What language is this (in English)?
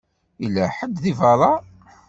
Kabyle